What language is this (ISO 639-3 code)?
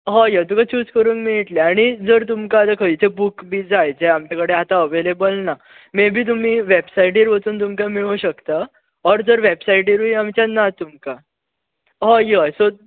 kok